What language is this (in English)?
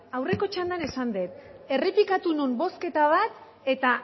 Basque